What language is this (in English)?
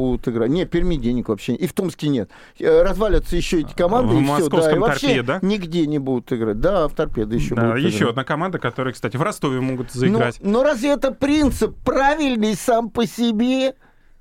Russian